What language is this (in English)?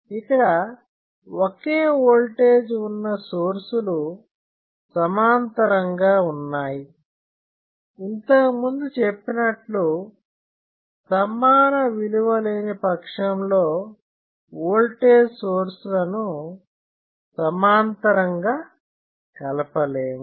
Telugu